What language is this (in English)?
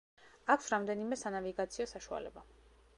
Georgian